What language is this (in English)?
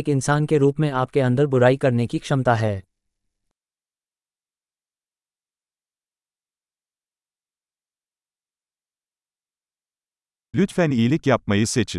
Turkish